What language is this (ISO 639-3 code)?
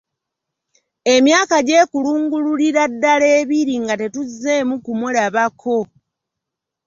lug